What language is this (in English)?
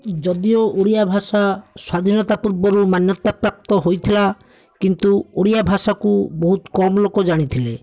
Odia